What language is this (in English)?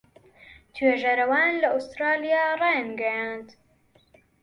Central Kurdish